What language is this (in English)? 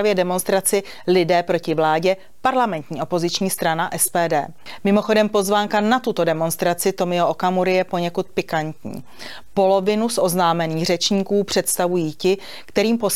Czech